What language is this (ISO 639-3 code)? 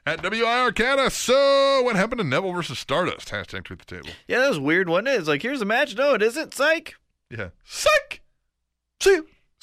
eng